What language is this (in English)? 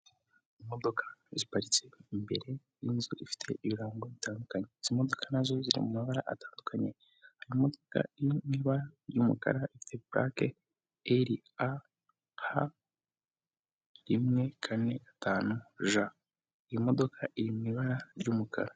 Kinyarwanda